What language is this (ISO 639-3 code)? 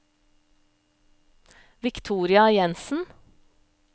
nor